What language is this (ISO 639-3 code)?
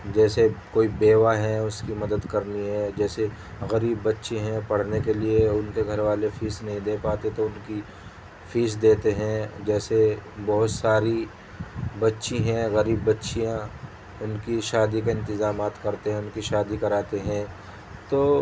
urd